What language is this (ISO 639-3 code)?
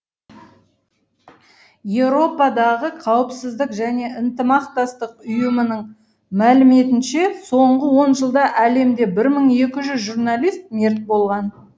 kaz